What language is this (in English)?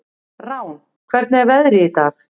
Icelandic